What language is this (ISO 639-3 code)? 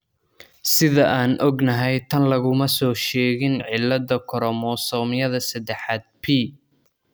som